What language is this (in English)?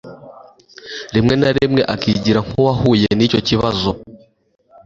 Kinyarwanda